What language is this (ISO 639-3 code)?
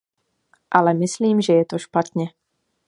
ces